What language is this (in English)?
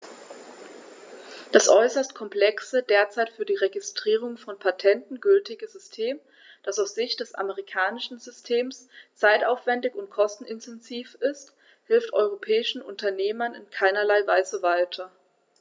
German